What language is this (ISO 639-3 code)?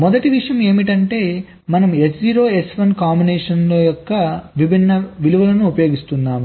tel